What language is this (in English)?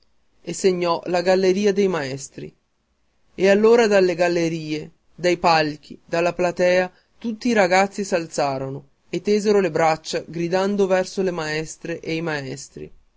Italian